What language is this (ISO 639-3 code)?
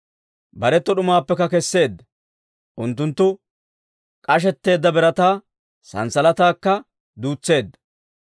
dwr